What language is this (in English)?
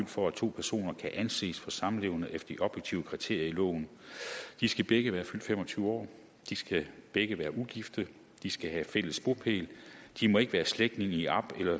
Danish